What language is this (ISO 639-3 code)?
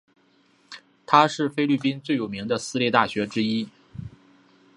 zho